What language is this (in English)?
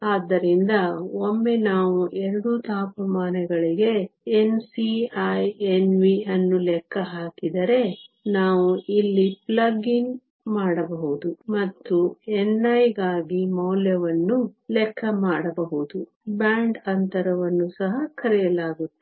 Kannada